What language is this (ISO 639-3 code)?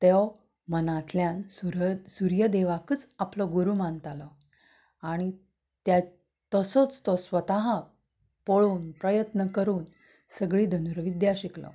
kok